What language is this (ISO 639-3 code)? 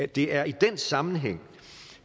dan